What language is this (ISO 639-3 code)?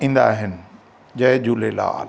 snd